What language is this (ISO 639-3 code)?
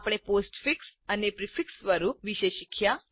guj